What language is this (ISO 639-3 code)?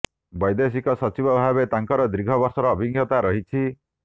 ori